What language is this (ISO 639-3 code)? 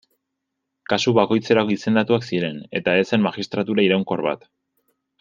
eus